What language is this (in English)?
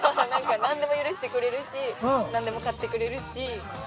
Japanese